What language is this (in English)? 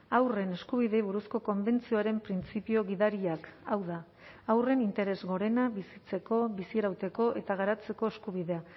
Basque